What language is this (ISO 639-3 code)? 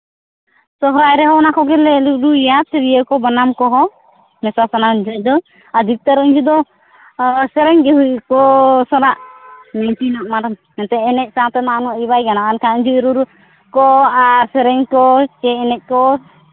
sat